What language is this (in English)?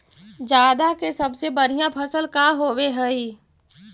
Magahi